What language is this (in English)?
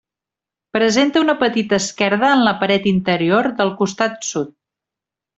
Catalan